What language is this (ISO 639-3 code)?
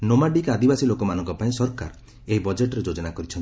ori